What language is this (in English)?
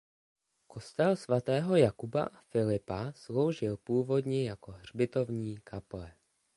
Czech